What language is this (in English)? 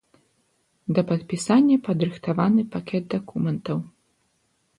Belarusian